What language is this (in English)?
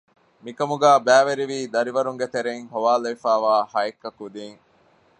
Divehi